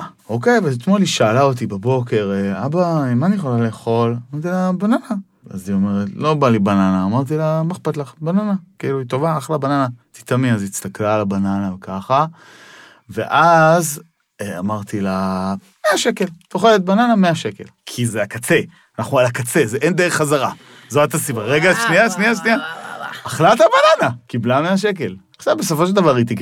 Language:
Hebrew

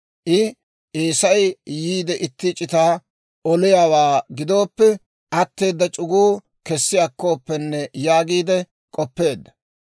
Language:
Dawro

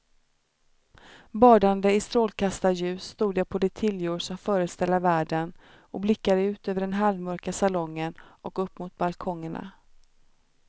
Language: Swedish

